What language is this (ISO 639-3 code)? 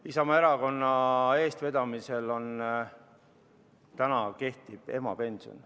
est